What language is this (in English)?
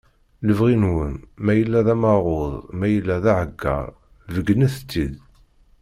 Kabyle